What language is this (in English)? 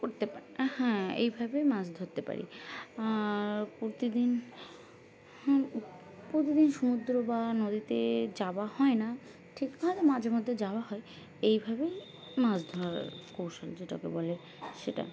Bangla